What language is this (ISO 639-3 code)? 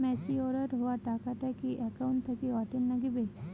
ben